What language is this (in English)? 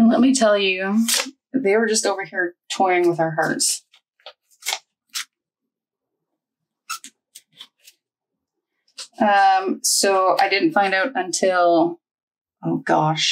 English